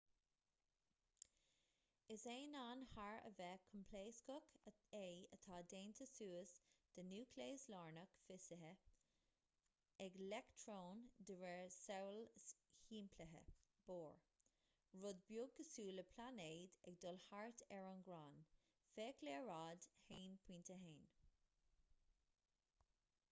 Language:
Irish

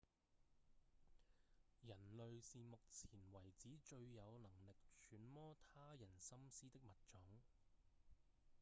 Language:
Cantonese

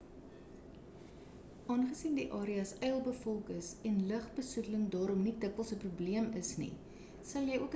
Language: Afrikaans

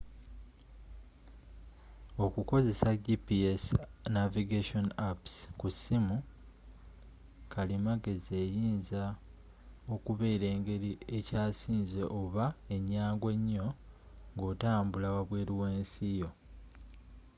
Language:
Ganda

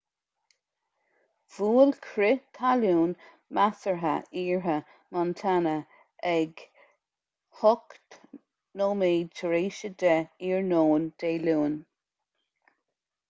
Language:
Irish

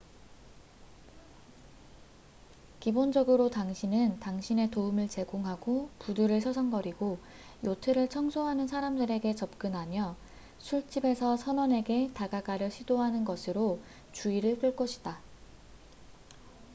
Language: Korean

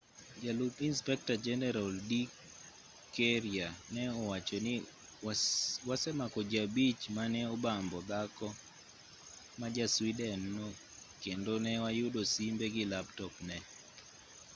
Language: Luo (Kenya and Tanzania)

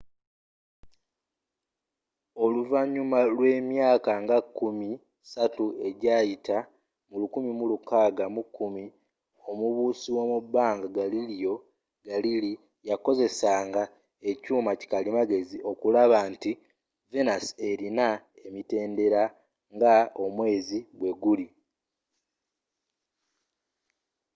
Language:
Ganda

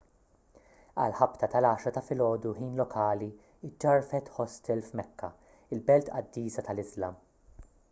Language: Maltese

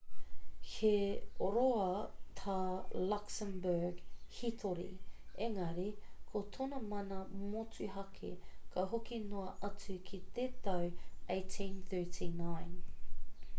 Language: Māori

